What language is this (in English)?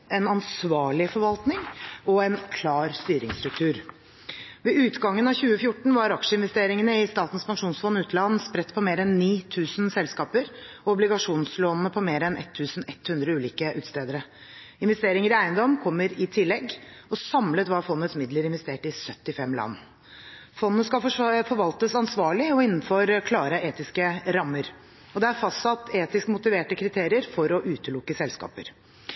Norwegian Bokmål